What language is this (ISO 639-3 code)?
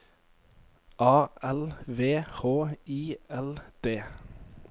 nor